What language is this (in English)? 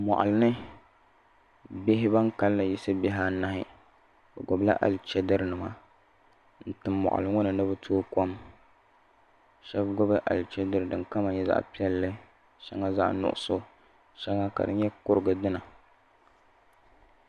Dagbani